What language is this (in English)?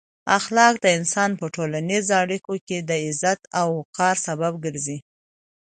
Pashto